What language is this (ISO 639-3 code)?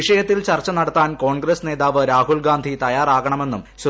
mal